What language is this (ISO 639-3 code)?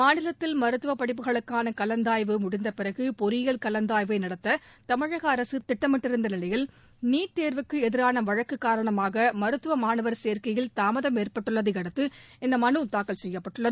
tam